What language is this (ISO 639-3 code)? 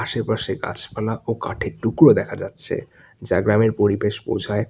ben